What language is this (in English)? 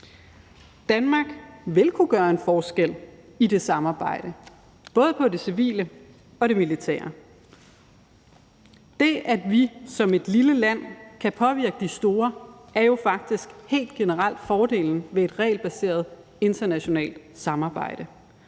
Danish